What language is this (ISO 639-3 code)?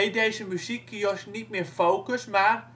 nld